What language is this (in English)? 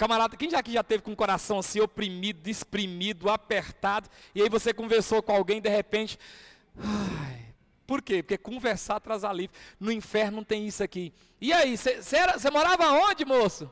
Portuguese